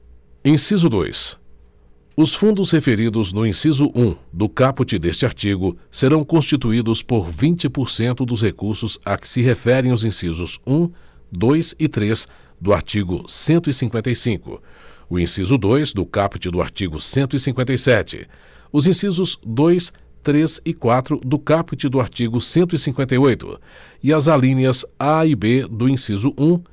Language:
Portuguese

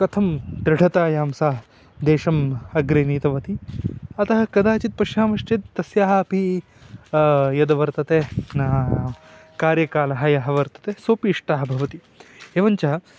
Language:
Sanskrit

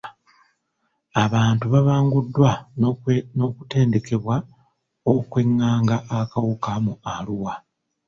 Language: Ganda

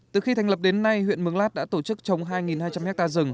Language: Vietnamese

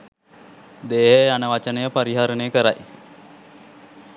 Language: Sinhala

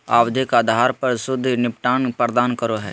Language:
Magahi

